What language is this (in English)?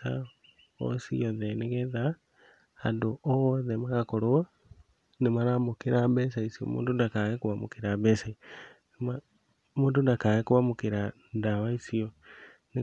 Kikuyu